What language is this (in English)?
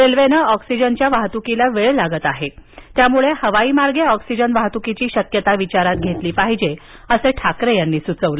Marathi